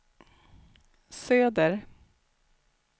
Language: Swedish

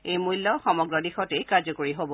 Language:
Assamese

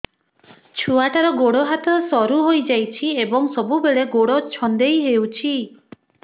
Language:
Odia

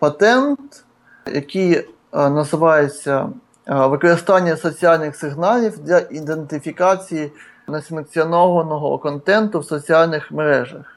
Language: Ukrainian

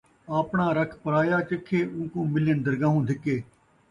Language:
Saraiki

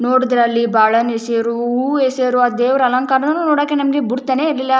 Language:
Kannada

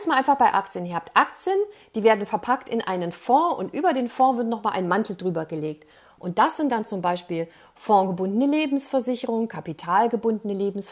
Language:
German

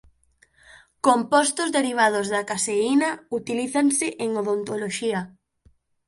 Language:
Galician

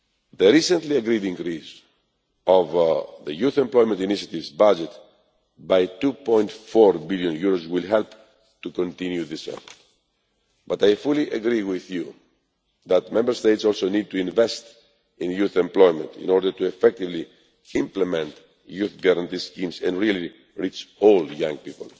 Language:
English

